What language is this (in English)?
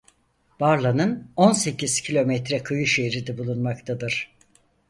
Turkish